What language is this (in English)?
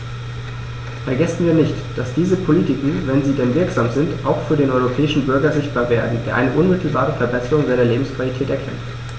German